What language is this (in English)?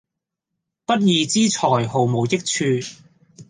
Cantonese